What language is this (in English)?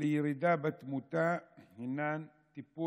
Hebrew